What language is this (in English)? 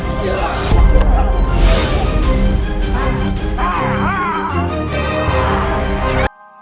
Indonesian